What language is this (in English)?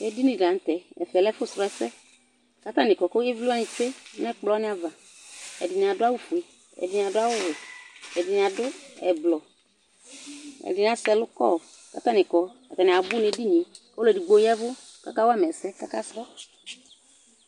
Ikposo